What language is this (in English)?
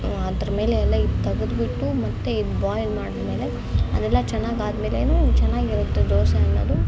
Kannada